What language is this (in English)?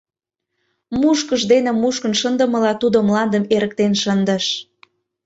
Mari